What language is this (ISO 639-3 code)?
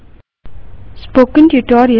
hin